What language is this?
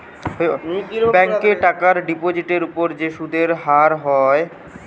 Bangla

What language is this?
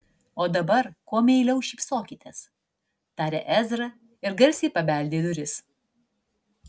Lithuanian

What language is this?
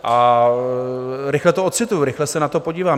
Czech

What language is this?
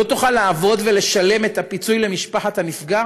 Hebrew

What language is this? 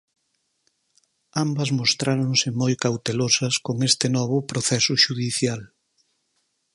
Galician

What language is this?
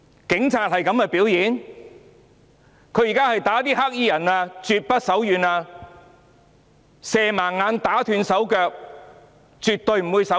Cantonese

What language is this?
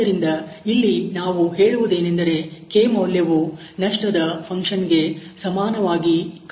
Kannada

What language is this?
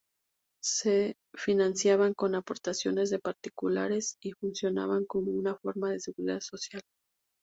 Spanish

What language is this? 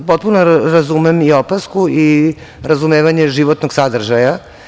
Serbian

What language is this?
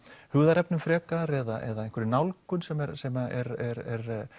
Icelandic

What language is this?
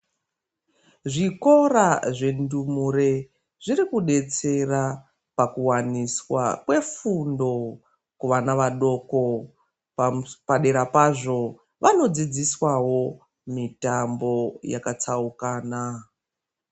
Ndau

